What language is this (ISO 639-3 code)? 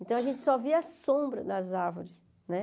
por